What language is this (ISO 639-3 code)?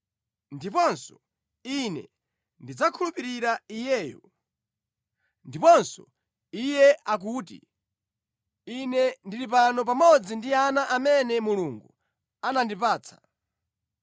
nya